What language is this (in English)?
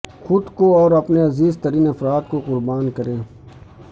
Urdu